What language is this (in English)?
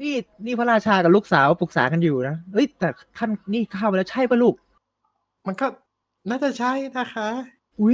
Thai